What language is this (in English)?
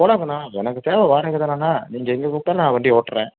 Tamil